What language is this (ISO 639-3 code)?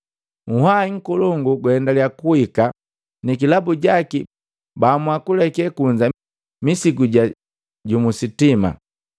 mgv